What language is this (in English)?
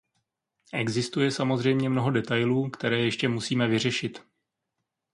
Czech